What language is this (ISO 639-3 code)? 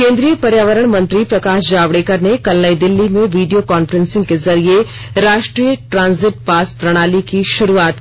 hin